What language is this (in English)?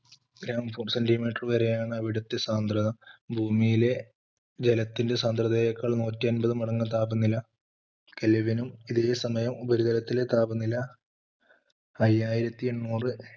Malayalam